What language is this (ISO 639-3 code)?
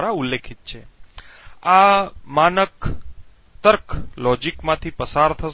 guj